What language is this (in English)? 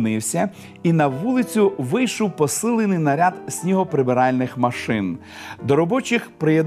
Ukrainian